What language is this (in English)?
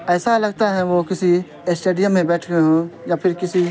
Urdu